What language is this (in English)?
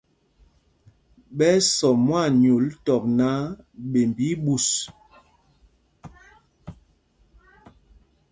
Mpumpong